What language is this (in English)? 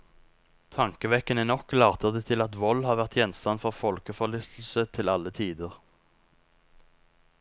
Norwegian